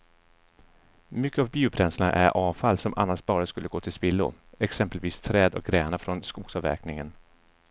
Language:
Swedish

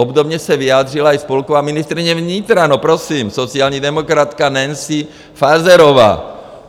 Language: Czech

